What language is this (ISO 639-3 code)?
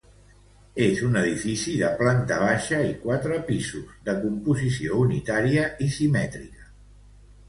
cat